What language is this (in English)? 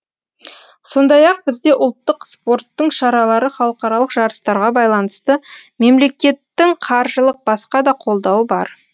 Kazakh